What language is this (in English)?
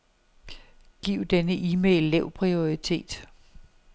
Danish